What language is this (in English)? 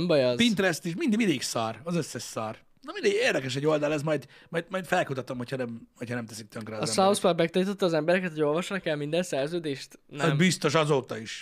Hungarian